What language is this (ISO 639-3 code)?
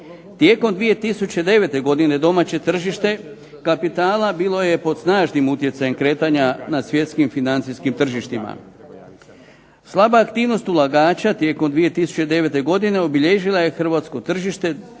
hrv